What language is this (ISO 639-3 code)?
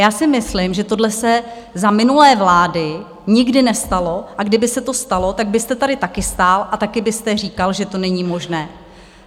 ces